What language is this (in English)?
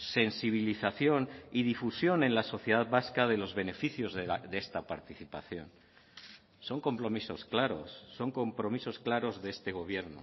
Spanish